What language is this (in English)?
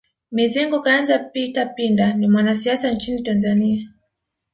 Swahili